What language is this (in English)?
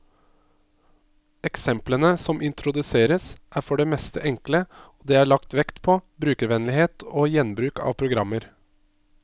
Norwegian